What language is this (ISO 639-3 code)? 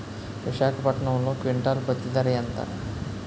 tel